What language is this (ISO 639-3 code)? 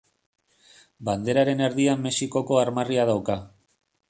eus